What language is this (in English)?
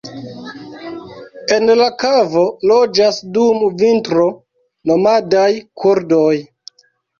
Esperanto